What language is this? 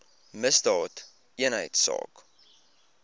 Afrikaans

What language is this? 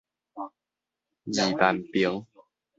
Min Nan Chinese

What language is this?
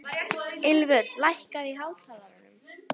Icelandic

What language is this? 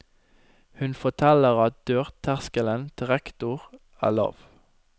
Norwegian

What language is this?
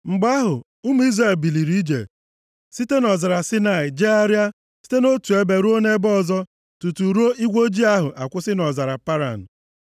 Igbo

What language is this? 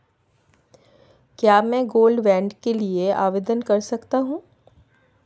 Hindi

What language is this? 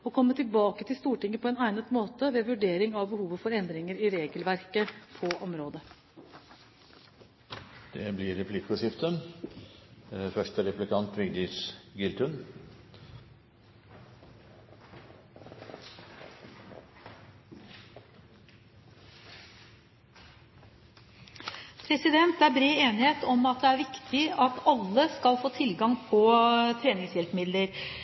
Norwegian Bokmål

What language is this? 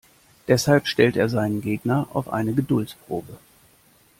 German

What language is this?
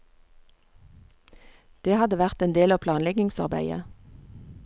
Norwegian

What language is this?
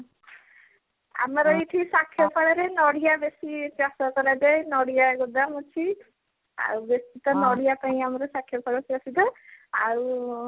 Odia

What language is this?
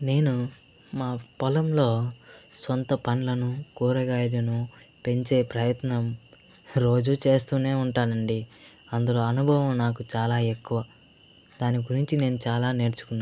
Telugu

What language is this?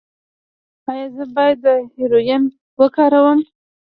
Pashto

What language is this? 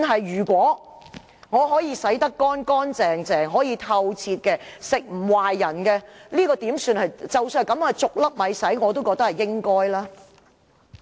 Cantonese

